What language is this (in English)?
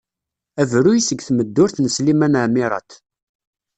Kabyle